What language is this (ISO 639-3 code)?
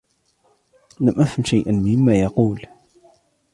ara